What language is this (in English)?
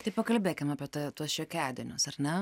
Lithuanian